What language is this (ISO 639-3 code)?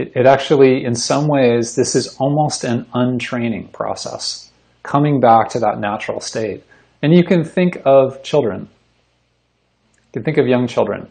eng